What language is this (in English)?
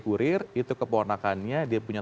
Indonesian